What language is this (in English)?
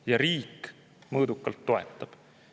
Estonian